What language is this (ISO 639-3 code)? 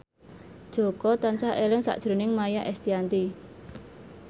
jav